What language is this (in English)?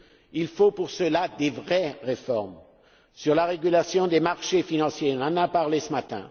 French